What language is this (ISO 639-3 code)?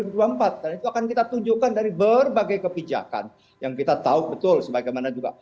ind